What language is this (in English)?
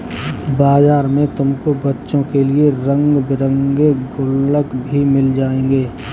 Hindi